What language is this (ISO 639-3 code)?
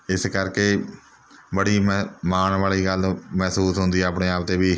pan